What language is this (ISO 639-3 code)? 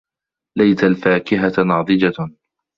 ara